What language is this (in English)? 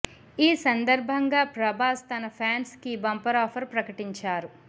Telugu